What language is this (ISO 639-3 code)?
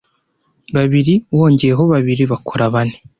kin